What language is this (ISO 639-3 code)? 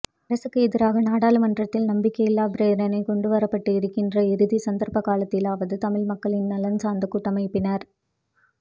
tam